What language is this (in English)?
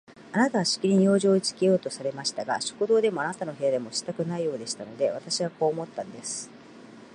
Japanese